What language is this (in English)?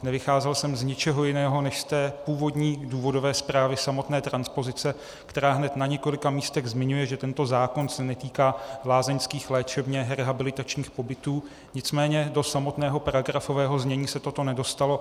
Czech